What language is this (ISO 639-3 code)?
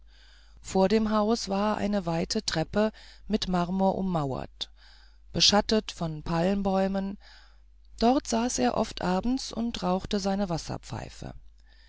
deu